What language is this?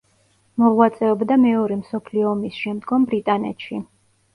Georgian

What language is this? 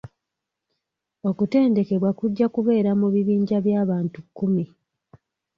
Ganda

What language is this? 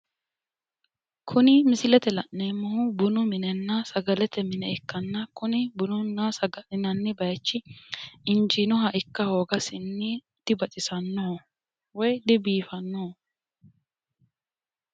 Sidamo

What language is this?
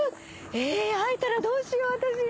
Japanese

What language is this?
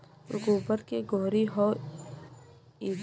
Bhojpuri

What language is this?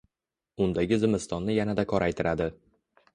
Uzbek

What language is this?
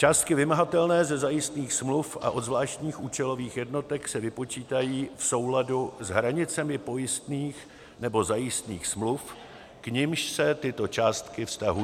Czech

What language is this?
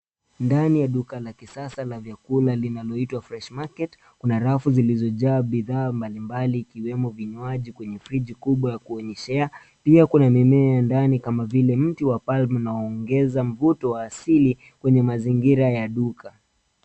Swahili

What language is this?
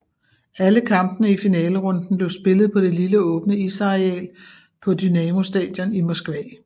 Danish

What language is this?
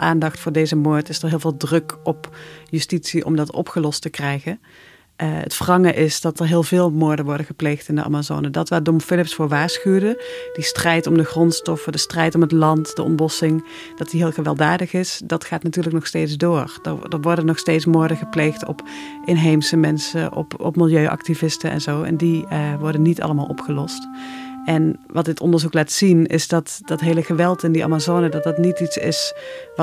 Dutch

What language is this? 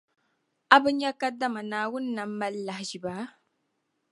Dagbani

